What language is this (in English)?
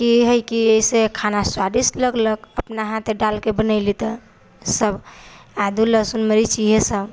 Maithili